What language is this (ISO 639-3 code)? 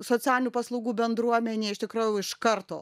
lit